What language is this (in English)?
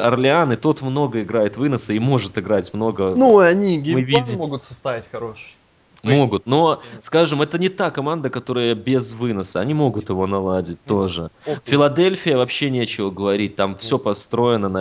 Russian